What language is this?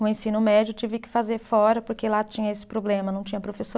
Portuguese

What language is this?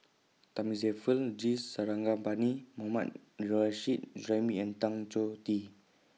English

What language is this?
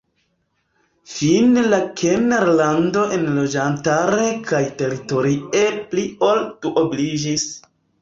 Esperanto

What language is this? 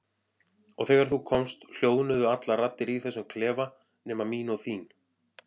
Icelandic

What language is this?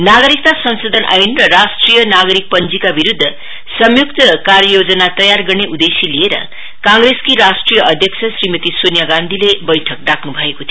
Nepali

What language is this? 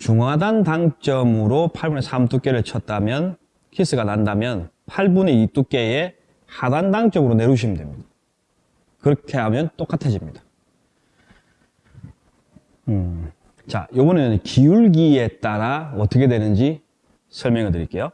Korean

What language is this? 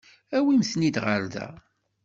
Kabyle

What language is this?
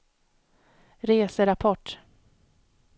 Swedish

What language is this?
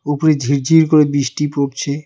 Bangla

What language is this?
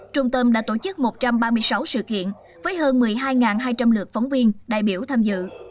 Vietnamese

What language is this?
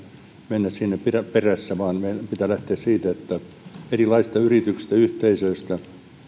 Finnish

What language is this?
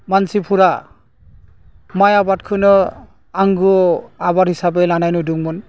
Bodo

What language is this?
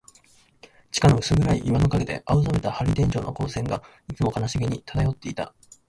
Japanese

